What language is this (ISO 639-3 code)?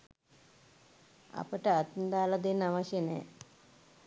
sin